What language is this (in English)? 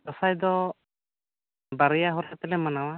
Santali